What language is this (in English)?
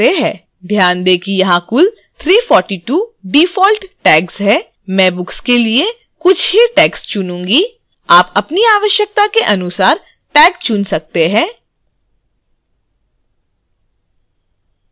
Hindi